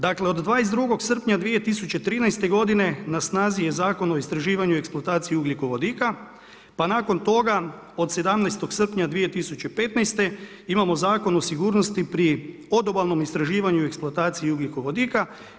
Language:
Croatian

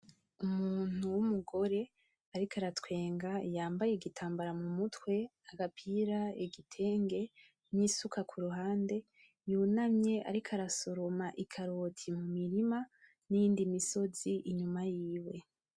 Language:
Rundi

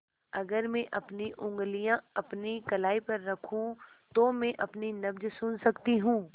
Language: Hindi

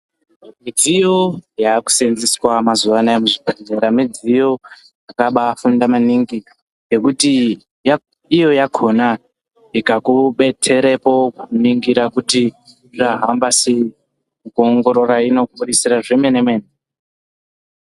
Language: Ndau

